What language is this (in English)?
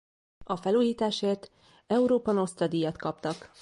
Hungarian